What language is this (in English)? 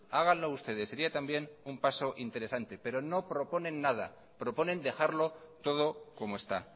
Spanish